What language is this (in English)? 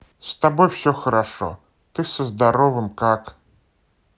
Russian